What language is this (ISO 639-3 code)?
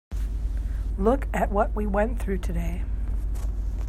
eng